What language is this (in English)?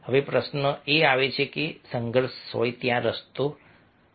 Gujarati